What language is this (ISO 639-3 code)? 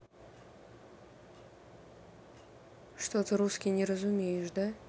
rus